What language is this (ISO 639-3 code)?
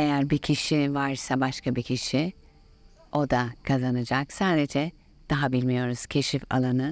tur